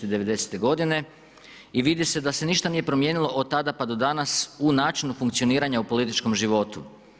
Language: Croatian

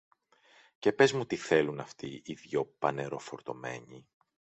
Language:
Greek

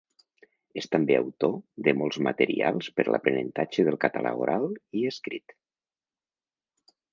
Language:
Catalan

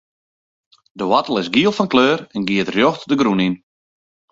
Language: Western Frisian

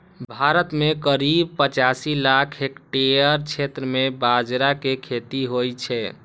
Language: Maithili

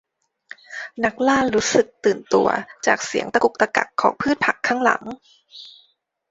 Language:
Thai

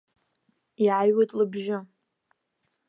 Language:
Abkhazian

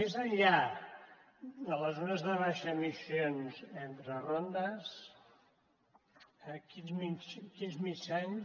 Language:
Catalan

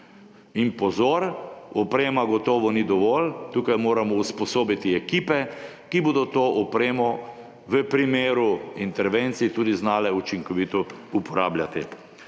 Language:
Slovenian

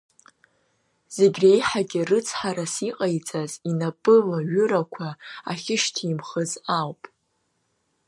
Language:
Abkhazian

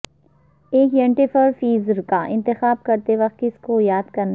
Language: Urdu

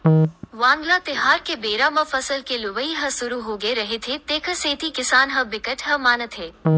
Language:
Chhattisgarhi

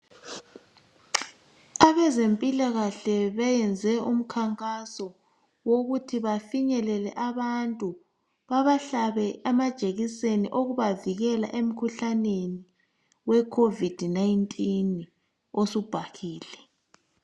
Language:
North Ndebele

